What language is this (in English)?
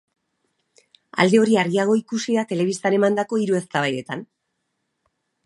Basque